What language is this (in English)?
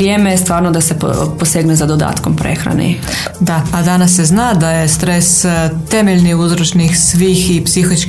Croatian